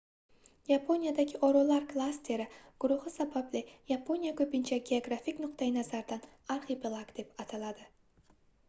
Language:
Uzbek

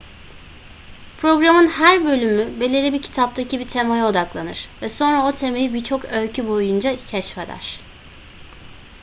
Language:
Turkish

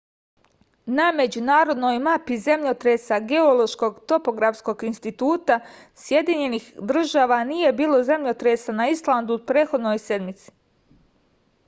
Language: Serbian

